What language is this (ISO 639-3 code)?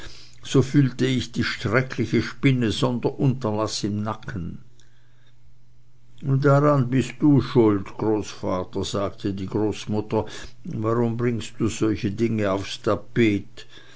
deu